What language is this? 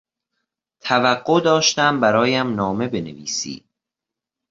Persian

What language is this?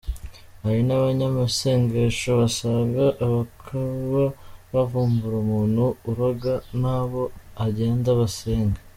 Kinyarwanda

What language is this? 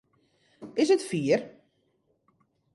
Western Frisian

